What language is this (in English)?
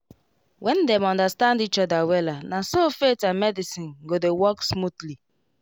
Nigerian Pidgin